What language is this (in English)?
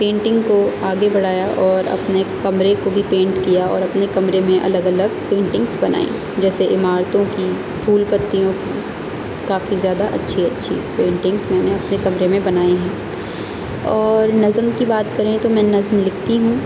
Urdu